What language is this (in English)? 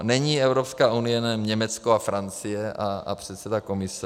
Czech